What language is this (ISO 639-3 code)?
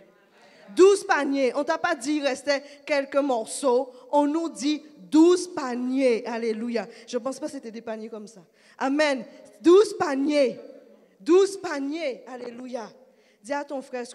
fra